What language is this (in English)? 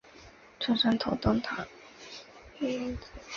Chinese